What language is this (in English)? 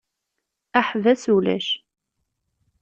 Kabyle